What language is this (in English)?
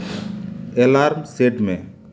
Santali